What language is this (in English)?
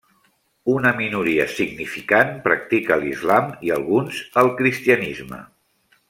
Catalan